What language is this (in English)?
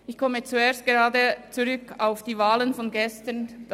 Swiss German